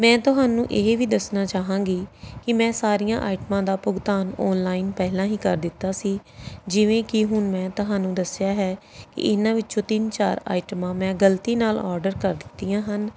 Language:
Punjabi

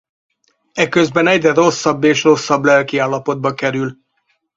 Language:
Hungarian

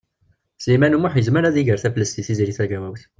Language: Kabyle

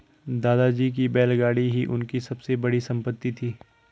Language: Hindi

